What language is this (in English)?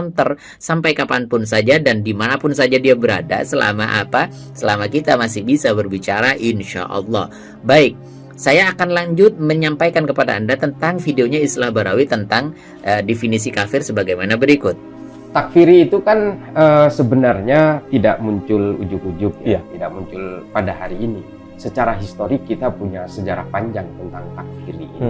Indonesian